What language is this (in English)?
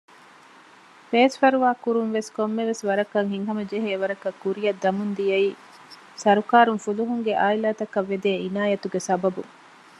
Divehi